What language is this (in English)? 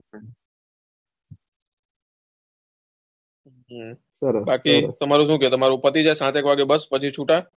Gujarati